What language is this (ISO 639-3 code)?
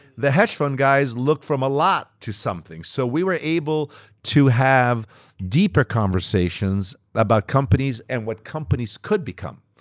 eng